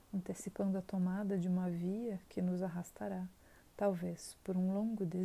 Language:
Portuguese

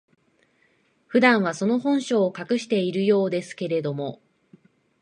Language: Japanese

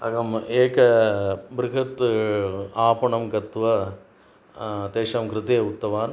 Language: Sanskrit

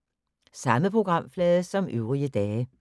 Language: Danish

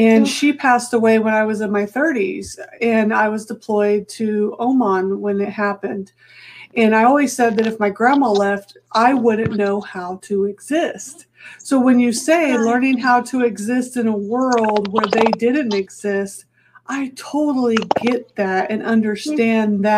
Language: English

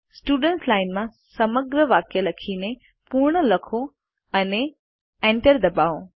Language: Gujarati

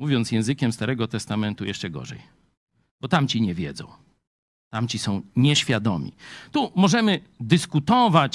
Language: Polish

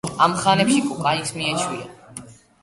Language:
Georgian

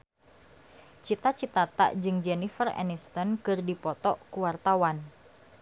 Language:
Sundanese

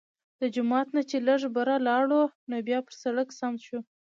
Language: Pashto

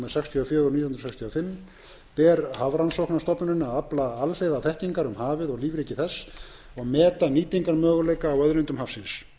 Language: Icelandic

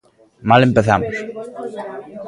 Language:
Galician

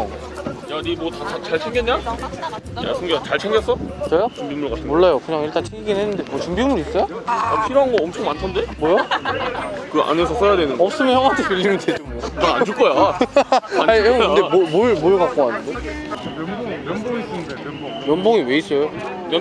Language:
Korean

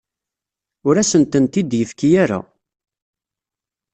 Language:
Kabyle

